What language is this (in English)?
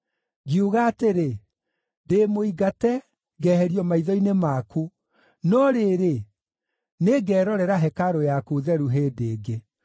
Kikuyu